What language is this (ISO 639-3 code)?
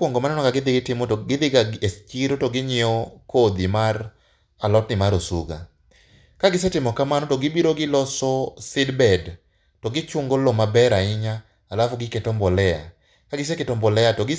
luo